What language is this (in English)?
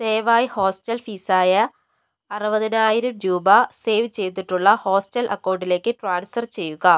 Malayalam